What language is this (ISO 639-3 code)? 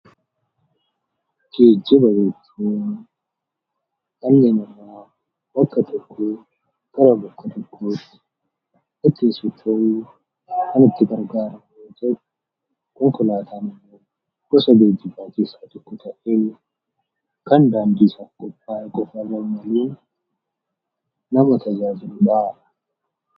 orm